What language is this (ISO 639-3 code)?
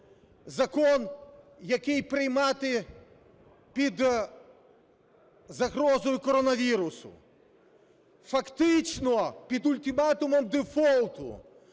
ukr